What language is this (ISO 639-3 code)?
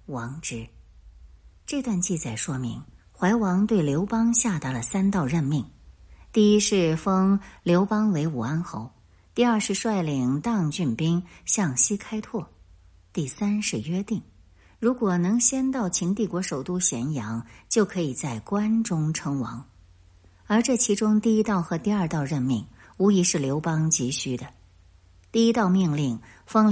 zho